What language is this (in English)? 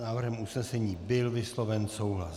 Czech